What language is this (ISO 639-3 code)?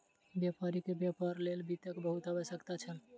mai